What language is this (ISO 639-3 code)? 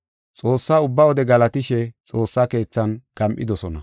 gof